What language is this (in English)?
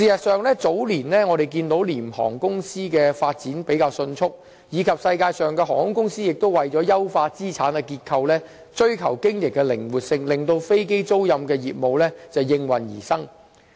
Cantonese